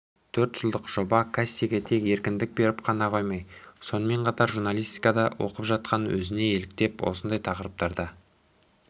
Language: Kazakh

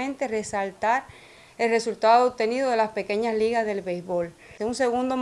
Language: Spanish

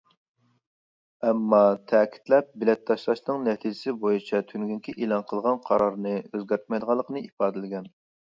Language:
Uyghur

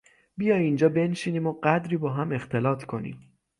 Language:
Persian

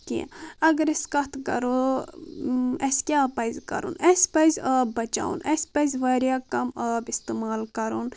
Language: Kashmiri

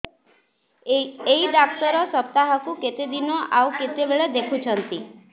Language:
Odia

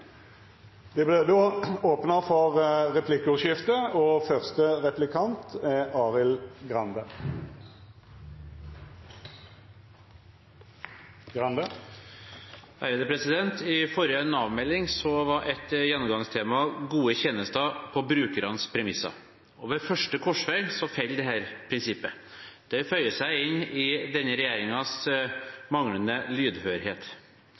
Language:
Norwegian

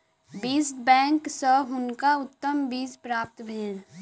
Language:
Maithili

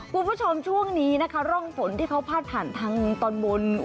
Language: Thai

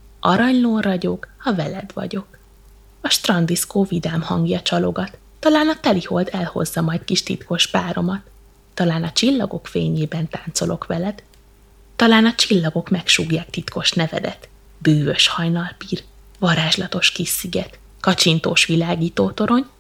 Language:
Hungarian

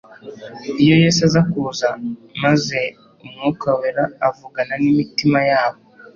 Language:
Kinyarwanda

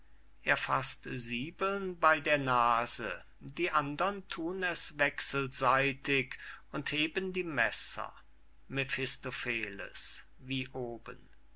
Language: German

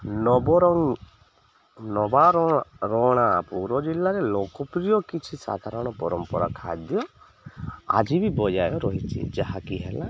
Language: Odia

